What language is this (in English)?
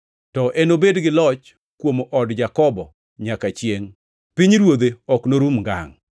Luo (Kenya and Tanzania)